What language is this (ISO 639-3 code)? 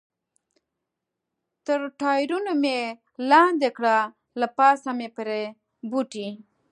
pus